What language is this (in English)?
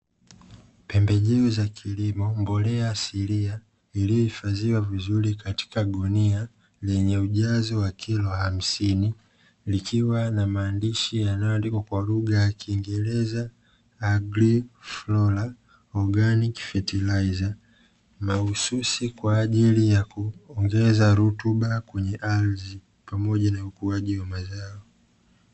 Swahili